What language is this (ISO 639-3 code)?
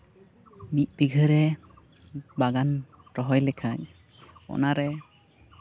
sat